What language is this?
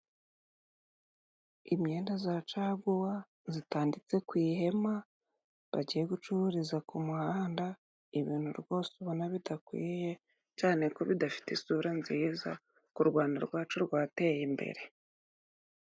Kinyarwanda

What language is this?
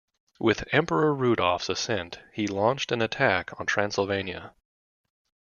English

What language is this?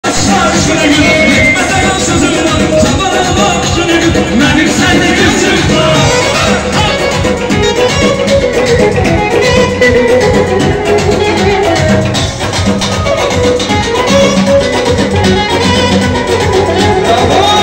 Arabic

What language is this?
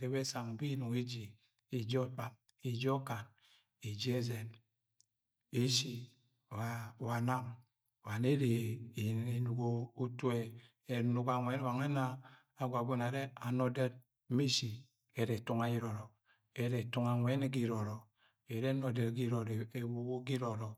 Agwagwune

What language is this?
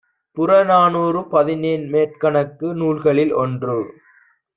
Tamil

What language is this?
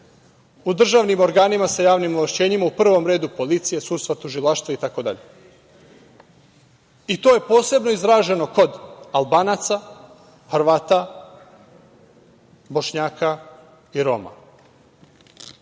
Serbian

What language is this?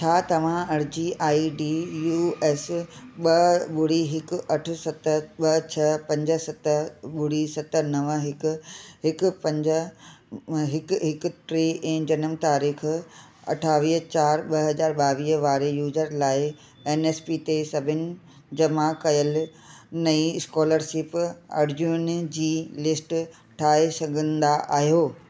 Sindhi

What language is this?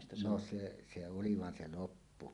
Finnish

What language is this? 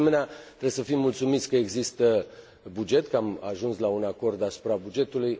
Romanian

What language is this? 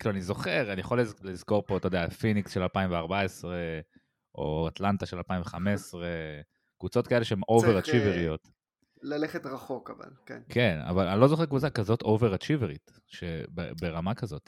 Hebrew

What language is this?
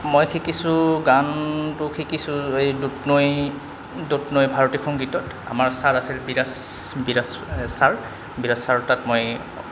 Assamese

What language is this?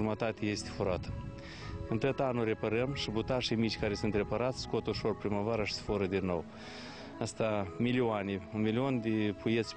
Romanian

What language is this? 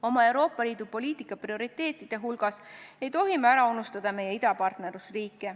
Estonian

